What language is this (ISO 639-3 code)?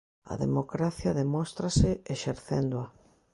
glg